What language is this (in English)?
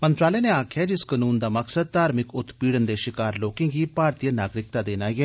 Dogri